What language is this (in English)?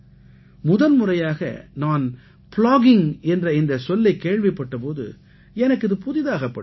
Tamil